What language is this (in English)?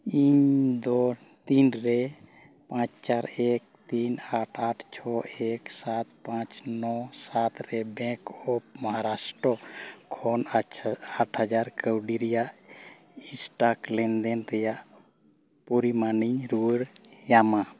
Santali